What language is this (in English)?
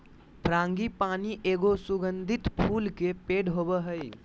Magahi